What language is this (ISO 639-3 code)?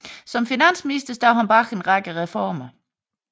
dan